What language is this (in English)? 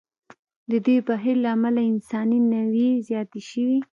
Pashto